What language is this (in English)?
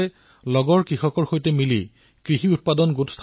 Assamese